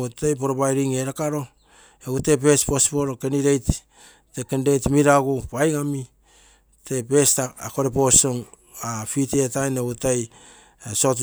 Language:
Terei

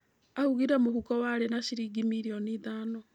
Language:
Kikuyu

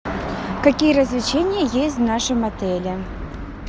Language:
Russian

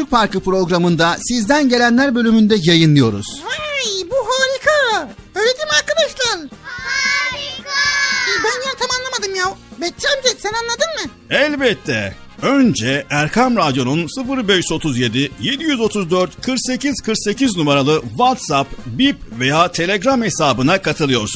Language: Turkish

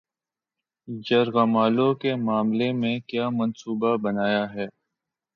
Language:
Urdu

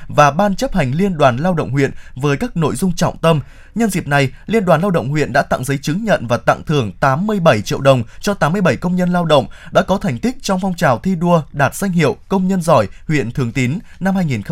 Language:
Vietnamese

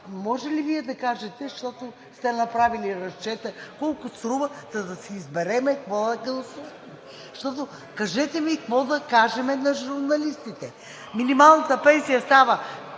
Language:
Bulgarian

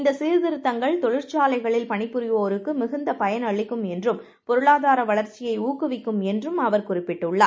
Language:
Tamil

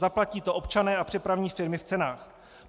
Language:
Czech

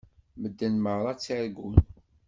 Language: Kabyle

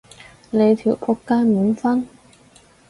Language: Cantonese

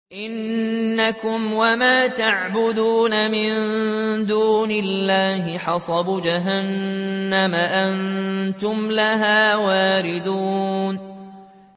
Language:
Arabic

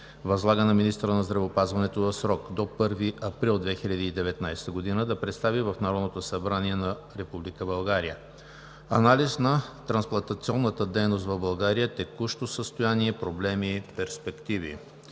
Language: Bulgarian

